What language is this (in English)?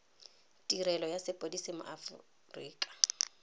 Tswana